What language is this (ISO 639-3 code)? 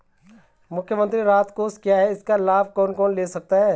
hin